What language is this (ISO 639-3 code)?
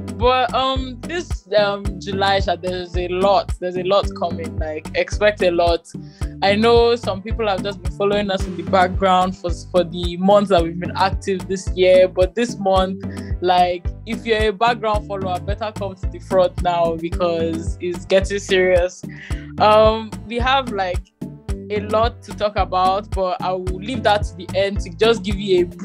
eng